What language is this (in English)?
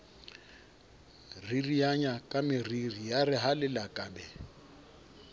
Southern Sotho